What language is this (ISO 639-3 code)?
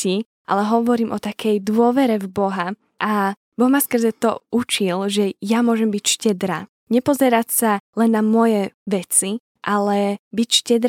slk